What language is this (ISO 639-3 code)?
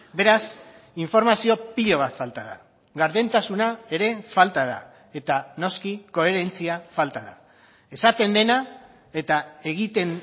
eus